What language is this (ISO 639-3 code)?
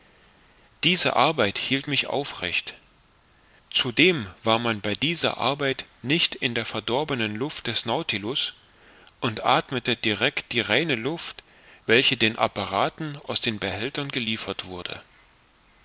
deu